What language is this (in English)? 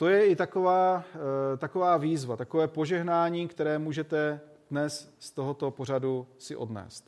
Czech